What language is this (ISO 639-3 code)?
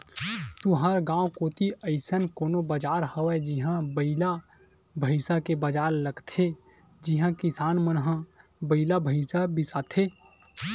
hne